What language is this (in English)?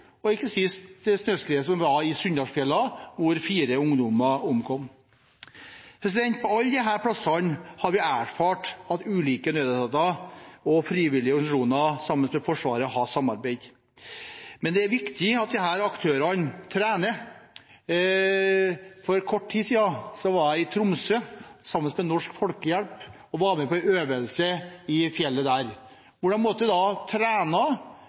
Norwegian Bokmål